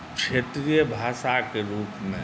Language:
Maithili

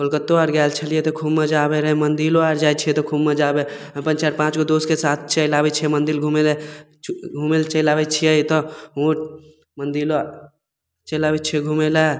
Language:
Maithili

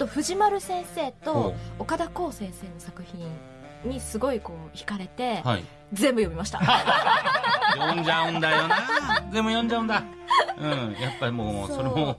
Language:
Japanese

